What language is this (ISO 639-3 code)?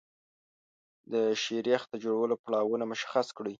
pus